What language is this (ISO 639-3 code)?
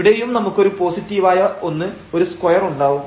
mal